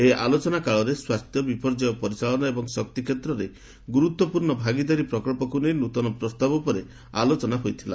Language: Odia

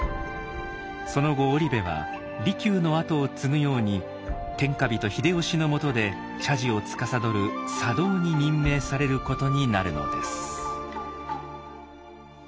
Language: Japanese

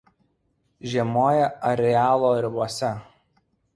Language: Lithuanian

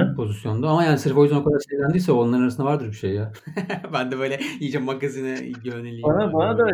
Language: Turkish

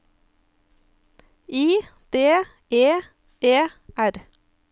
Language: Norwegian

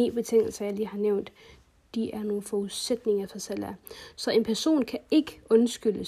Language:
Danish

